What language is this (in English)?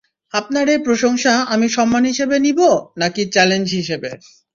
Bangla